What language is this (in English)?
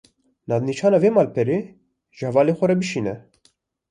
Kurdish